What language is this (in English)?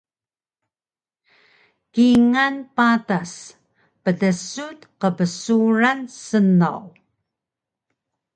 Taroko